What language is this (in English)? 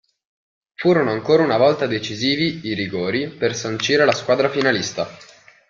Italian